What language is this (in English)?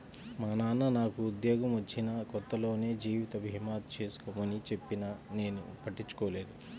Telugu